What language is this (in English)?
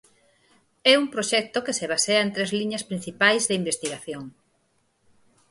Galician